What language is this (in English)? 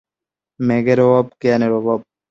Bangla